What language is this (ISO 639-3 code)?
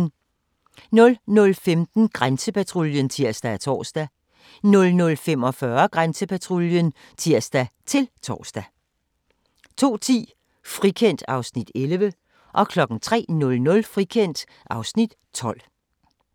dan